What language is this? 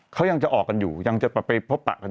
Thai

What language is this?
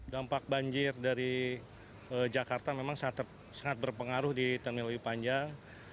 Indonesian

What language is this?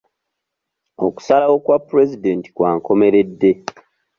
Ganda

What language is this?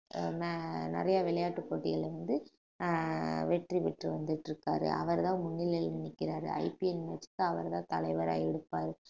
Tamil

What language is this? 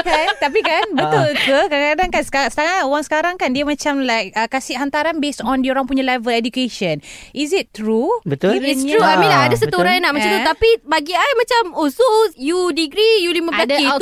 Malay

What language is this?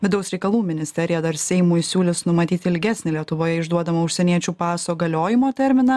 Lithuanian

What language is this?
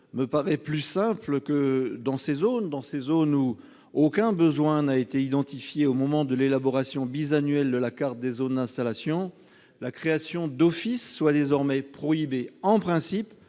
French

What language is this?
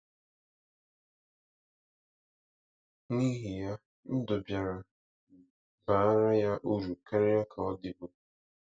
Igbo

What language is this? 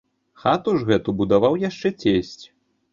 Belarusian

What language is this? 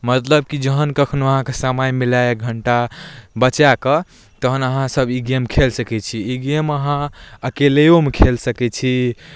Maithili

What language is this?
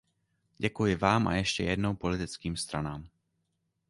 Czech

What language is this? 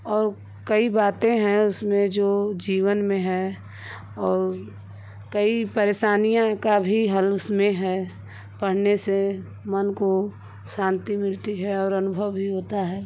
Hindi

